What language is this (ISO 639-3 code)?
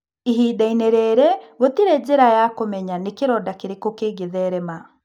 kik